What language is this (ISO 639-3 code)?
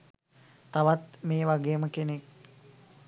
sin